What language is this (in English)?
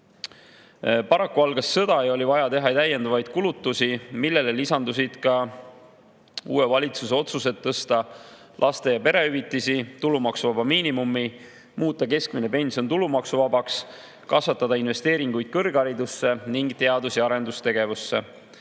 Estonian